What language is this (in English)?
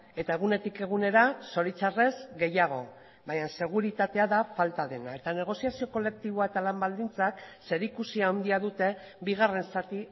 Basque